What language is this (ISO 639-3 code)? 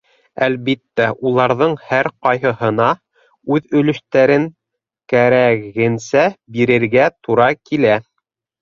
bak